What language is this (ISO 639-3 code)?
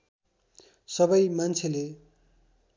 nep